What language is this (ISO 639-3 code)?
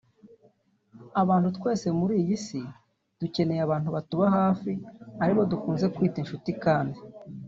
kin